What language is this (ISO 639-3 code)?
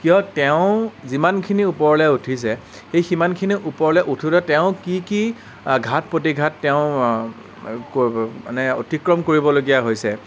asm